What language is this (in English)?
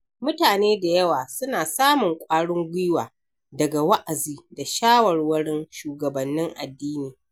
Hausa